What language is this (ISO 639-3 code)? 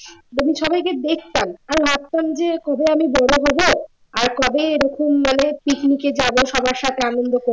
ben